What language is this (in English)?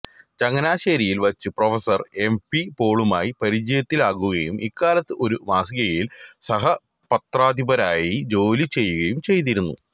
Malayalam